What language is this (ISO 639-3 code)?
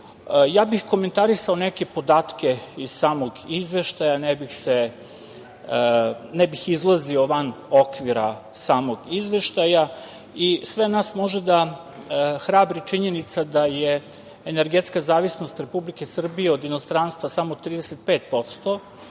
srp